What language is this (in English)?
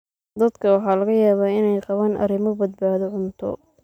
Somali